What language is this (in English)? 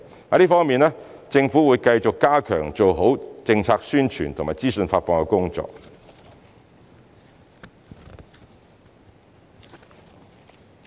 Cantonese